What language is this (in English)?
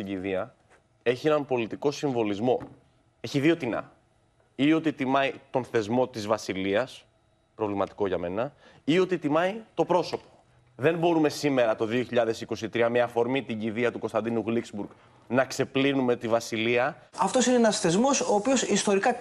Greek